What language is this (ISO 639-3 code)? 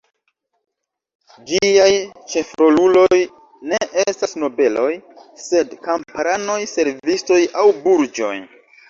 epo